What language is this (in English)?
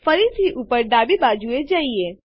Gujarati